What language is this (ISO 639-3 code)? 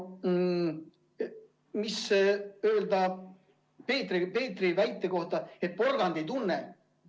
est